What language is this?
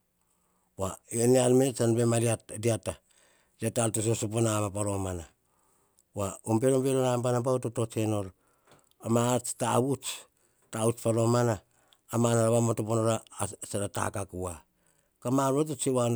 Hahon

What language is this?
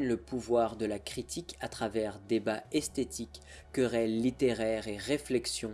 French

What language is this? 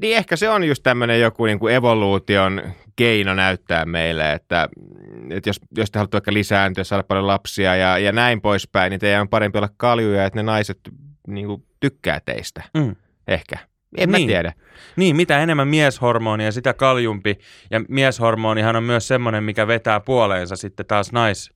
Finnish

